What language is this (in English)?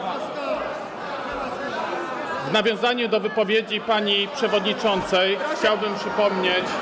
Polish